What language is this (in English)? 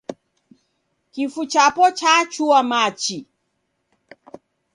Taita